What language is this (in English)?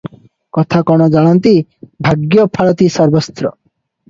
Odia